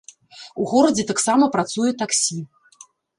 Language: Belarusian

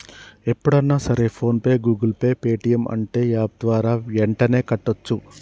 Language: Telugu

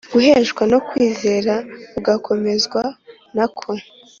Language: Kinyarwanda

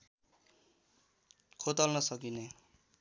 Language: Nepali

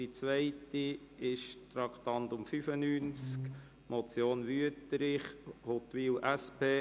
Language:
Swiss German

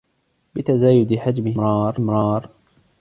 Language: Arabic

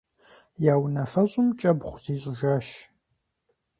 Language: Kabardian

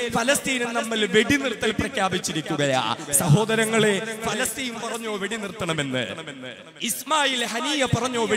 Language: Arabic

